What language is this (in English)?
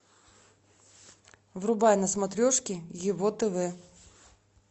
Russian